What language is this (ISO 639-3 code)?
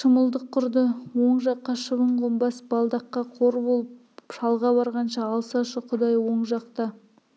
kaz